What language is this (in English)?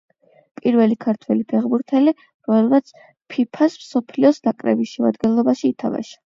Georgian